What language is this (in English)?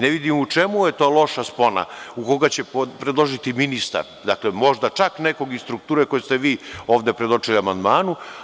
Serbian